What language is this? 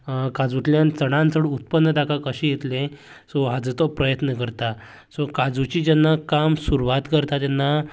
Konkani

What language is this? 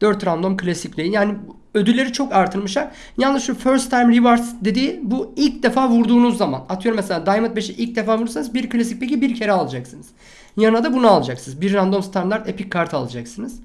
Turkish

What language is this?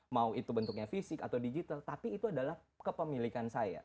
Indonesian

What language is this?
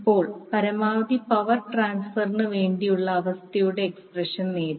Malayalam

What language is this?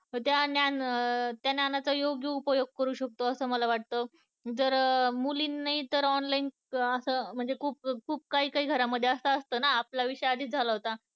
Marathi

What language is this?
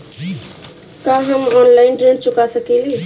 Bhojpuri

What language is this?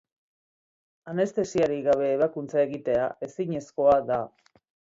Basque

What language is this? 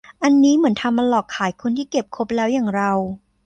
Thai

